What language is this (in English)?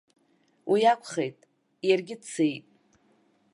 Abkhazian